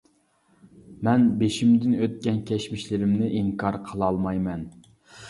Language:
Uyghur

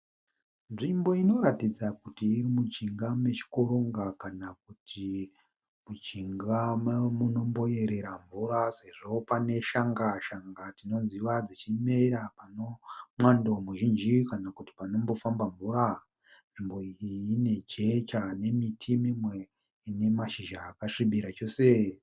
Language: Shona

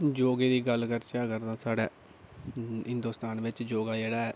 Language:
Dogri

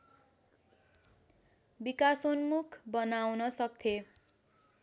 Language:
Nepali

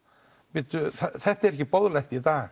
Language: Icelandic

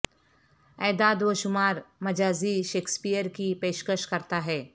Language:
Urdu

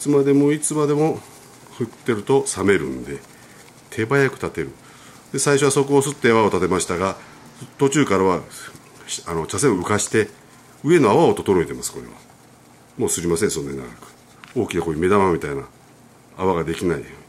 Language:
Japanese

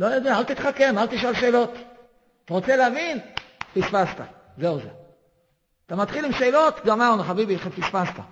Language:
Hebrew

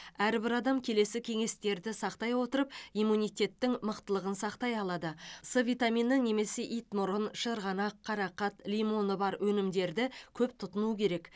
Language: Kazakh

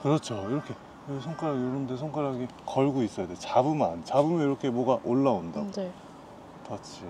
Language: Korean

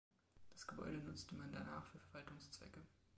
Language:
German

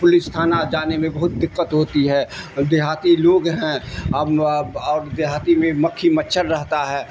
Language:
Urdu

